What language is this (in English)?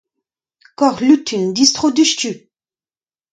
Breton